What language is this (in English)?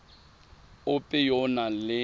Tswana